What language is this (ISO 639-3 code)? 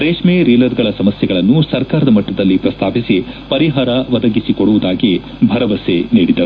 kan